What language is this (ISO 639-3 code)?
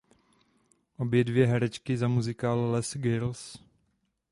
ces